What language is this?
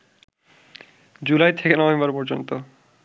Bangla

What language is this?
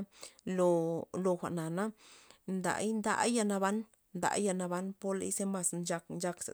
Loxicha Zapotec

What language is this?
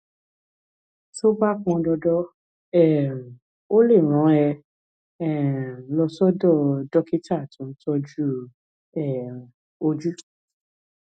Yoruba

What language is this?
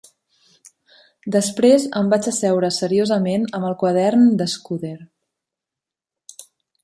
Catalan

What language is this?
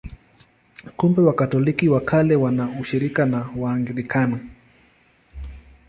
Swahili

